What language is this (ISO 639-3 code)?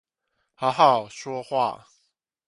zho